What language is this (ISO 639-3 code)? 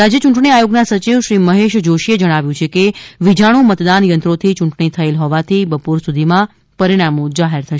guj